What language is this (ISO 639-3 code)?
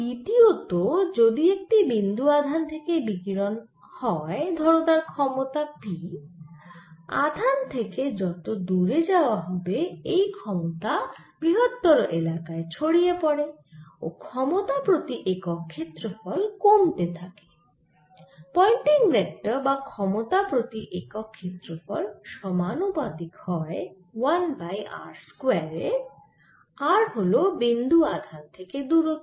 ben